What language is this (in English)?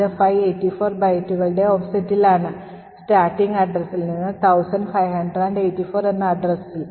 Malayalam